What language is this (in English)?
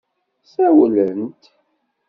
Kabyle